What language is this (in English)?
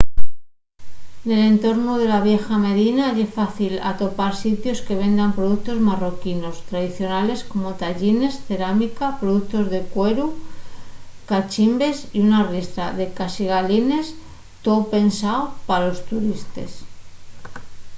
Asturian